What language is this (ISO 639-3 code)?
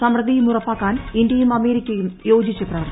mal